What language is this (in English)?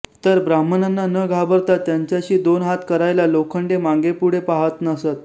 Marathi